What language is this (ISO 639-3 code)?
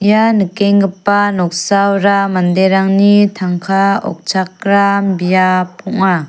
grt